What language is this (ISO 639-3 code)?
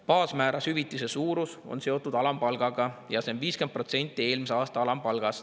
est